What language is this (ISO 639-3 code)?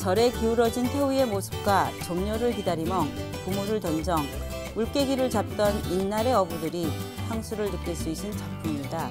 kor